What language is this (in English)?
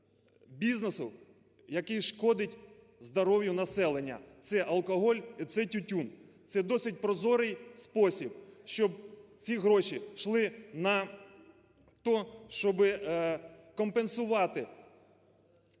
Ukrainian